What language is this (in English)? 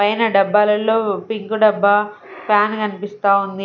Telugu